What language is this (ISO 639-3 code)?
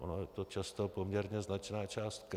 ces